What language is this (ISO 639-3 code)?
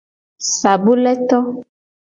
gej